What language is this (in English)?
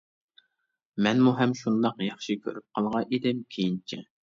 Uyghur